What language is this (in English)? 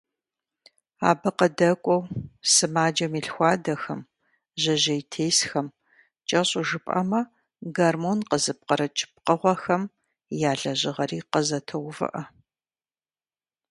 Kabardian